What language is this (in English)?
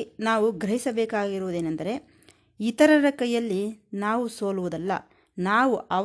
Kannada